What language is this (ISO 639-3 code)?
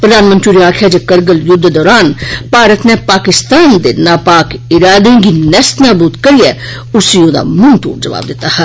doi